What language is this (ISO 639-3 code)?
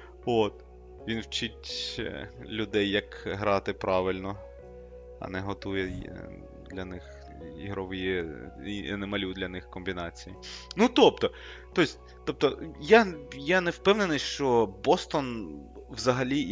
ukr